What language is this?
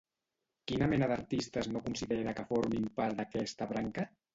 Catalan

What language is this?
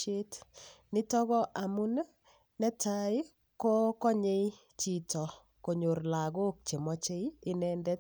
Kalenjin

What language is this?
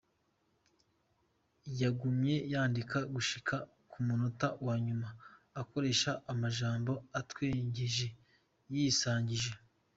Kinyarwanda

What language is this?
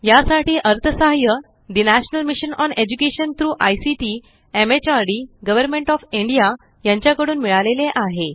Marathi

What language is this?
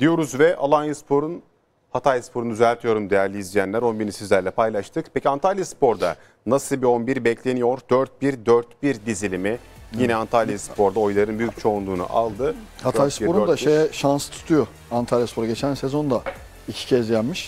Turkish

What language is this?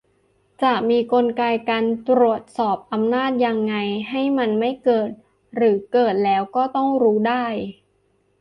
Thai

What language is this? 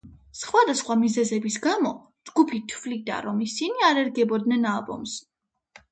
Georgian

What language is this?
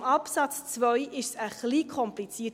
Swiss German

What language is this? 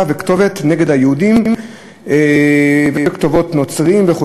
Hebrew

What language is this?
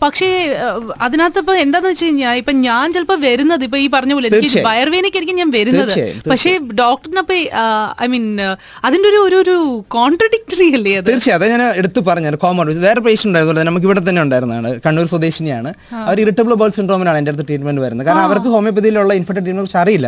Malayalam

